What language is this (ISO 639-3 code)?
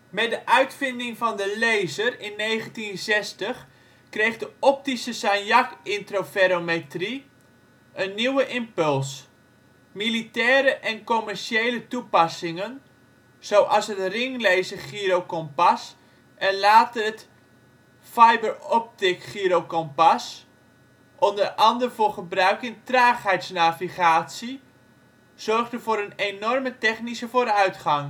nld